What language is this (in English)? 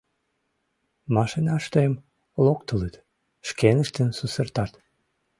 Mari